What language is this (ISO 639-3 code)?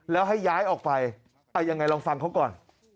tha